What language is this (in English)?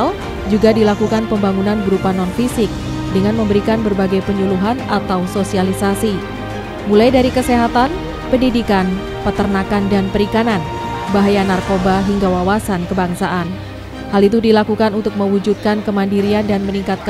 Indonesian